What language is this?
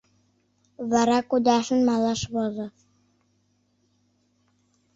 Mari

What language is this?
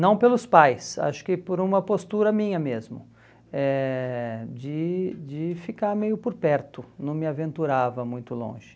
Portuguese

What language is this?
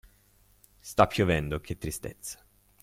Italian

